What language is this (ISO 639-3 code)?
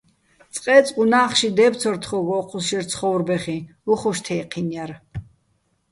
bbl